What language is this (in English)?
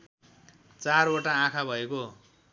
Nepali